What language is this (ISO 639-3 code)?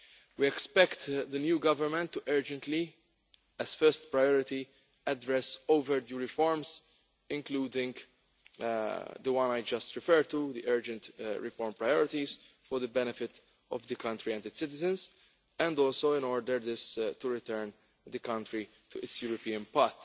eng